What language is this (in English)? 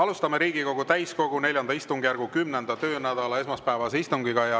Estonian